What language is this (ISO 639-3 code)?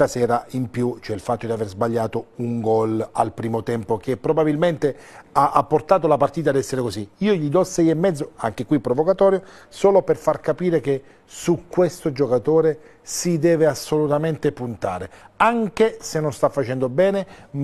ita